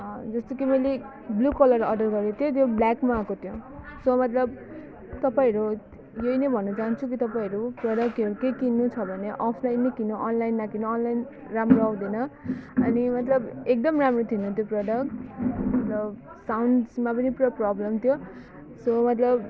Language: Nepali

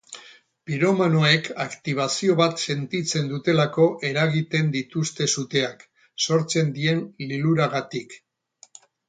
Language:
Basque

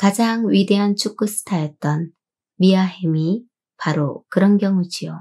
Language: Korean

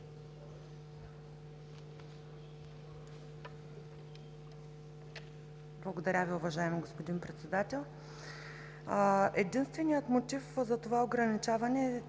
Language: Bulgarian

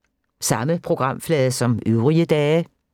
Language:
Danish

